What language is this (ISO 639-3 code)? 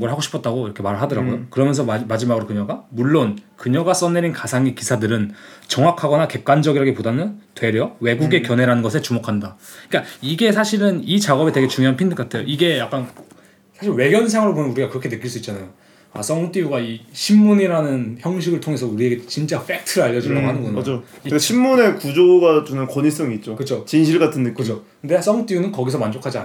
kor